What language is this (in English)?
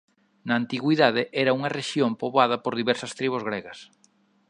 Galician